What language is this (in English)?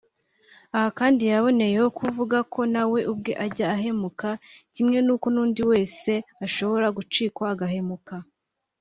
Kinyarwanda